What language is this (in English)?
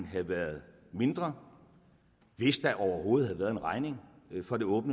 Danish